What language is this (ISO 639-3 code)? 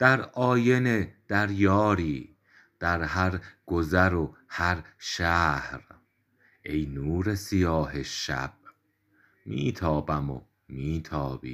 fas